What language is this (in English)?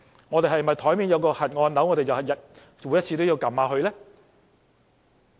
Cantonese